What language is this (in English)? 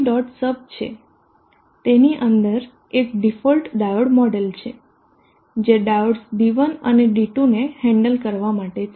Gujarati